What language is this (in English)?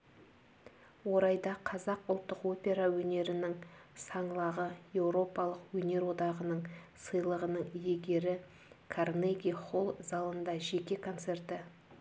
Kazakh